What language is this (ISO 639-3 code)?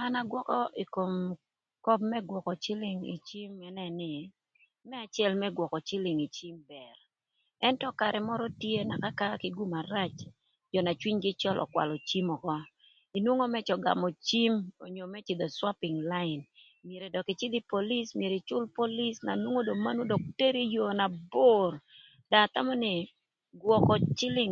lth